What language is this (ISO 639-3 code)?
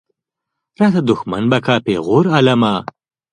pus